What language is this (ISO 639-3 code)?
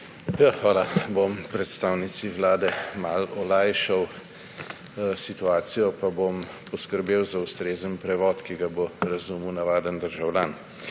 slv